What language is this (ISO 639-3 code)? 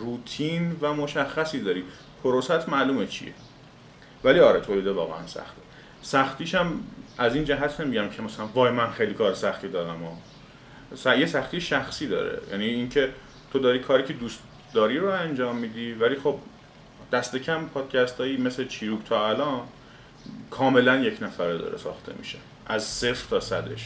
fas